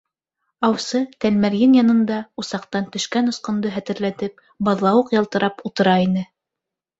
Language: Bashkir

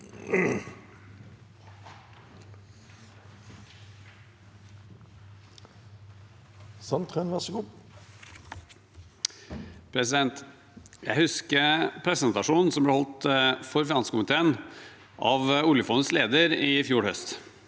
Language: Norwegian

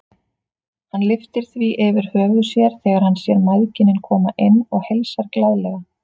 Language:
Icelandic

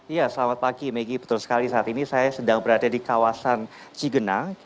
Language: Indonesian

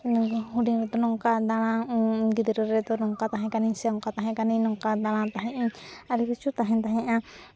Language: Santali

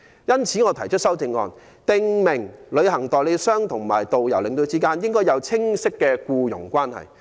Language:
Cantonese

